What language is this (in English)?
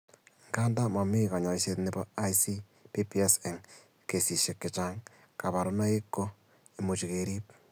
Kalenjin